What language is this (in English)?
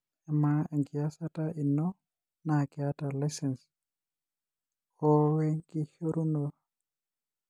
Masai